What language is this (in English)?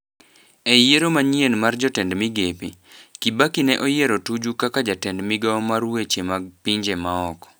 Luo (Kenya and Tanzania)